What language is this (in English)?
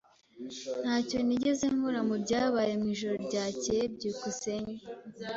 Kinyarwanda